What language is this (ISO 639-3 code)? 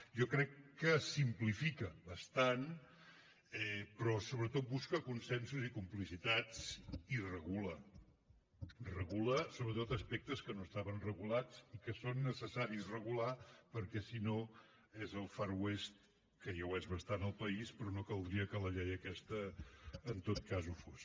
cat